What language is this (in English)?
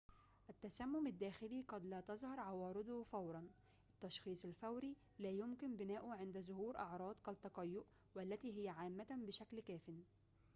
Arabic